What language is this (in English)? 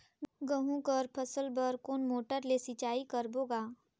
Chhattisgarhi